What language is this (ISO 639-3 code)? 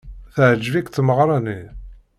kab